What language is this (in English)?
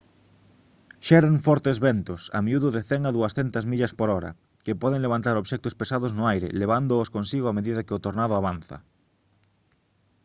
Galician